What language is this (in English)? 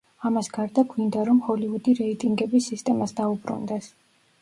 Georgian